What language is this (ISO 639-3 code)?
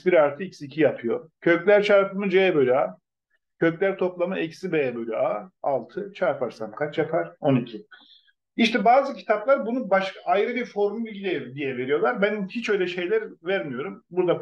tur